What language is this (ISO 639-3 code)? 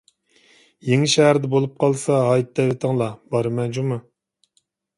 uig